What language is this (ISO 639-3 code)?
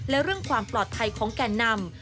tha